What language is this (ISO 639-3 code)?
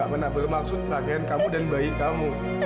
ind